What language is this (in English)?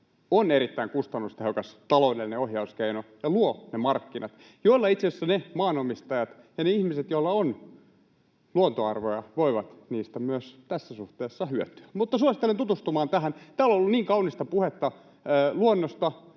Finnish